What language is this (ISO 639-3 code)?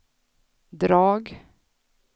swe